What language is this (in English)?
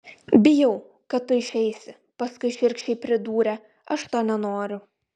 Lithuanian